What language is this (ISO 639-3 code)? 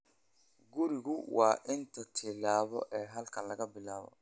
som